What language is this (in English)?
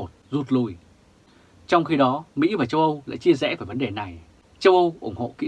Vietnamese